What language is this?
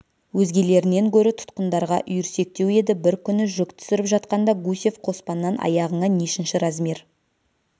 Kazakh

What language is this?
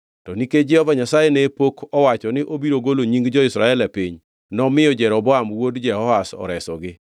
Luo (Kenya and Tanzania)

